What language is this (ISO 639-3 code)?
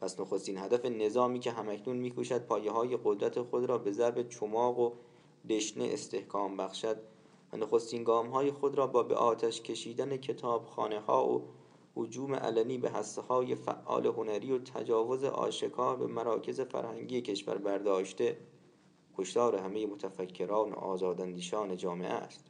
fas